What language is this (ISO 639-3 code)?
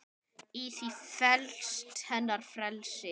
isl